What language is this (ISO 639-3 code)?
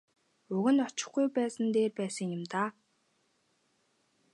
mon